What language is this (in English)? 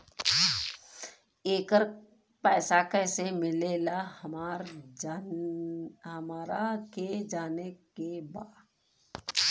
Bhojpuri